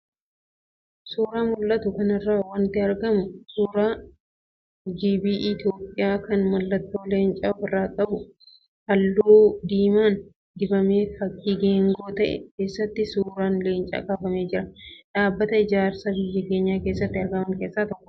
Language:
Oromo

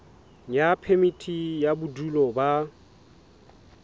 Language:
Southern Sotho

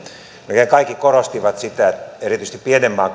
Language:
Finnish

